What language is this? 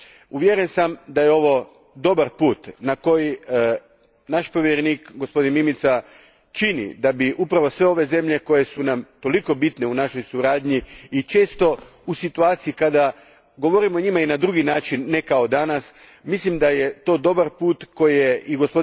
Croatian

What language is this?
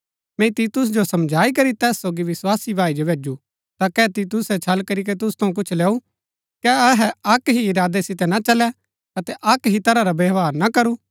Gaddi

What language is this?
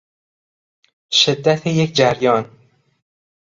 Persian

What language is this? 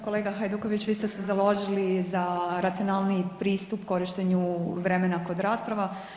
Croatian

